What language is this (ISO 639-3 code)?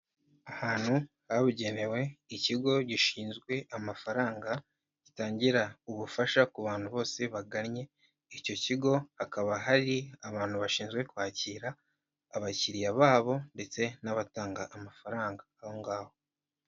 kin